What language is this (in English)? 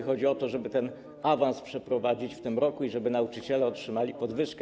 Polish